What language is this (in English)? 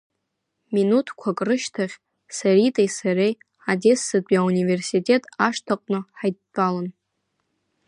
Abkhazian